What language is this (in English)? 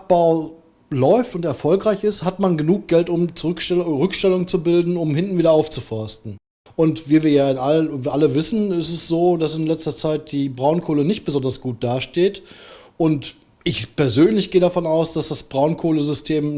German